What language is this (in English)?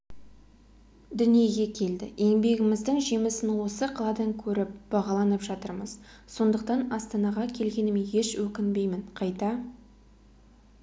Kazakh